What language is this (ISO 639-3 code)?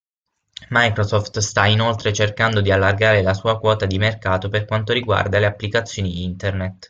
ita